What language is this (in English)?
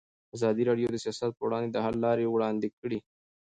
Pashto